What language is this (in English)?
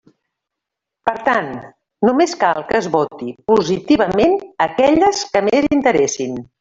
Catalan